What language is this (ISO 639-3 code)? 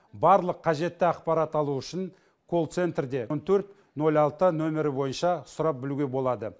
kaz